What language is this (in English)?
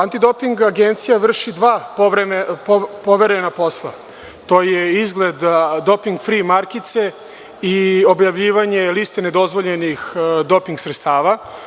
Serbian